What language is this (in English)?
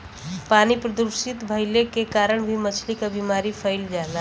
Bhojpuri